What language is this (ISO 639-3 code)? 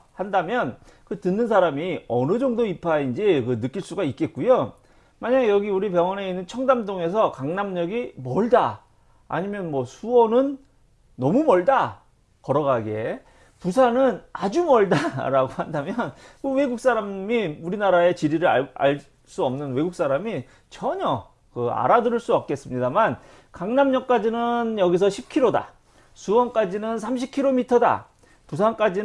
kor